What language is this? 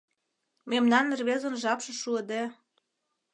Mari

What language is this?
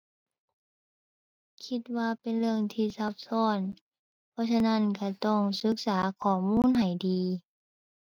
Thai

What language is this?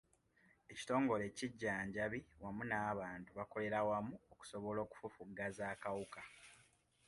Ganda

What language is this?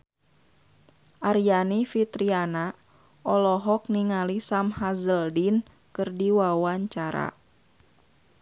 Sundanese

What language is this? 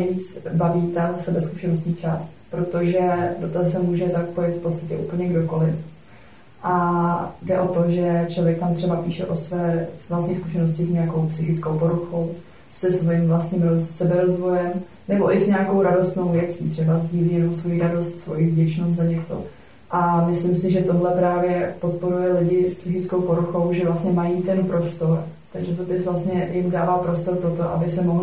Czech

